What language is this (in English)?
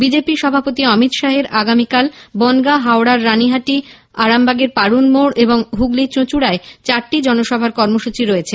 Bangla